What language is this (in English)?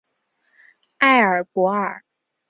Chinese